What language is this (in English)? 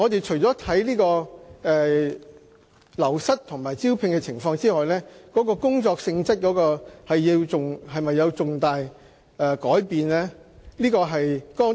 Cantonese